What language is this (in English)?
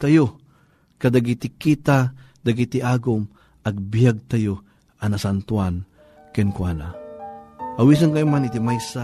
Filipino